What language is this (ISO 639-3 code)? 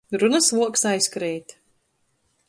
ltg